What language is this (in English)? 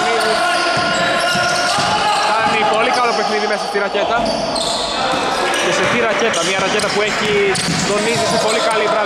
Greek